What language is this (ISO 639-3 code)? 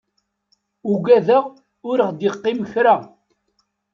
kab